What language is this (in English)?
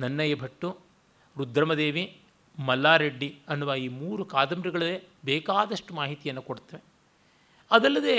Kannada